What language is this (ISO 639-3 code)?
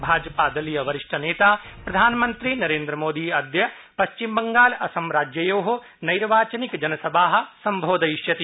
san